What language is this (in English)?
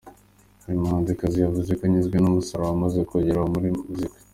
Kinyarwanda